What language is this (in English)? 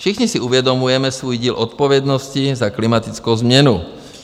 Czech